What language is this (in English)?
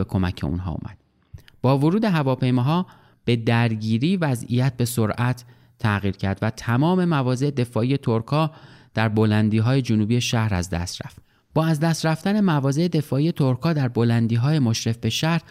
Persian